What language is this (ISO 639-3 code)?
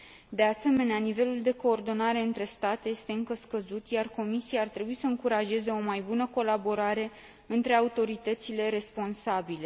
ron